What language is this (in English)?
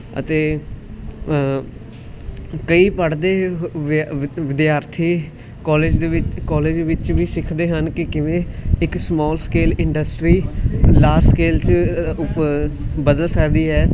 Punjabi